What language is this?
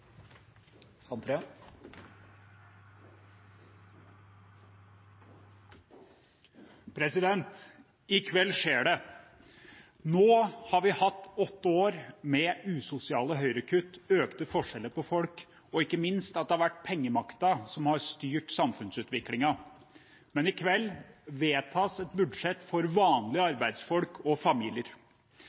Norwegian Bokmål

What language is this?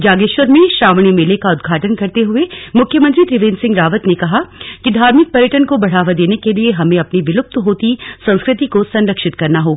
Hindi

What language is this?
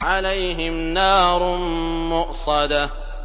Arabic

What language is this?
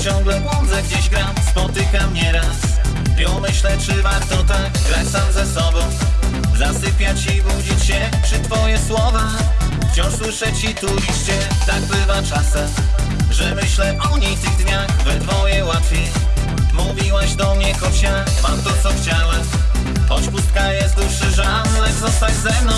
Polish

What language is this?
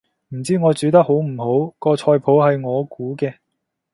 Cantonese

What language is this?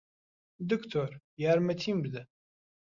Central Kurdish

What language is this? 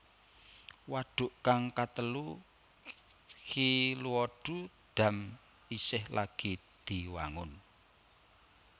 Javanese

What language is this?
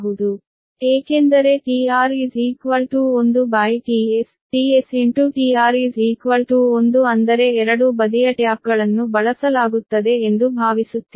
Kannada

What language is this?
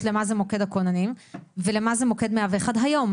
Hebrew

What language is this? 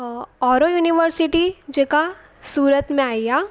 Sindhi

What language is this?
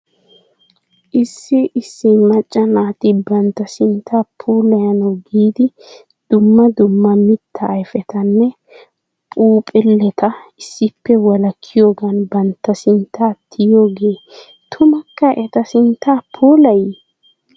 Wolaytta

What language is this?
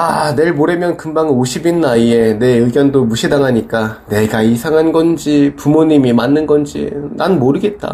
Korean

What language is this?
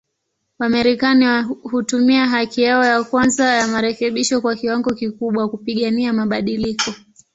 Swahili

